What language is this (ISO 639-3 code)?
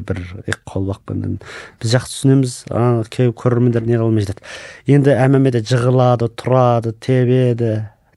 tur